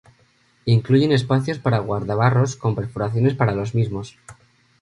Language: Spanish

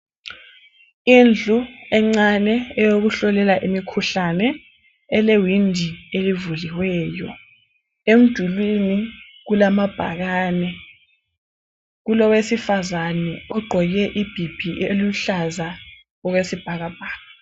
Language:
North Ndebele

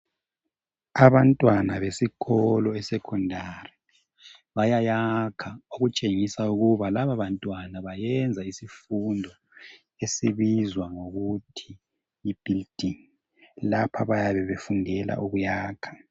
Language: North Ndebele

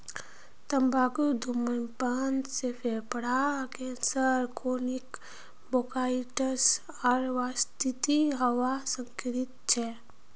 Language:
Magahi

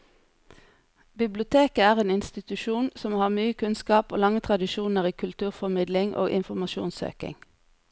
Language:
Norwegian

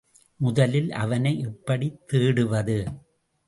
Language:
Tamil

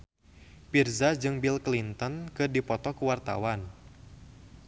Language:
Sundanese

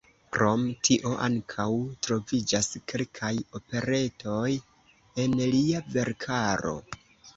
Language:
Esperanto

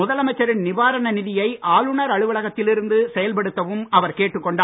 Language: Tamil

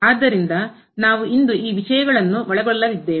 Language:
Kannada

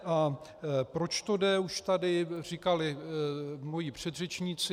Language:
Czech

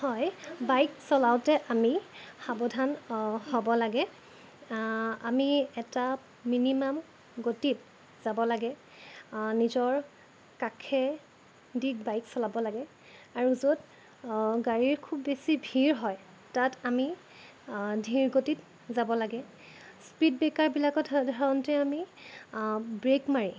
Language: Assamese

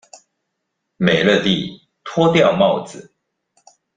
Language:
Chinese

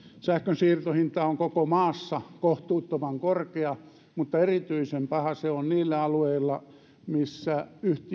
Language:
Finnish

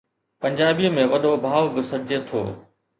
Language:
Sindhi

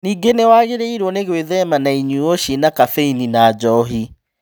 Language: Kikuyu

